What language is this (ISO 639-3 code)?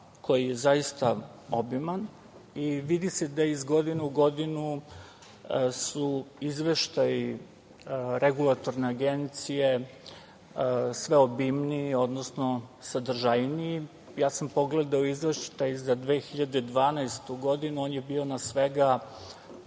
srp